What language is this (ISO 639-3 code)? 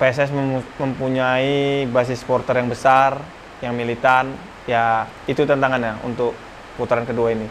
ind